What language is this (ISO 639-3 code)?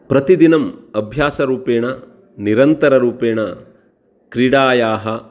san